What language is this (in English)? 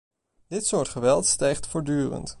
Dutch